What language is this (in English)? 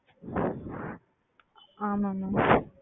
Tamil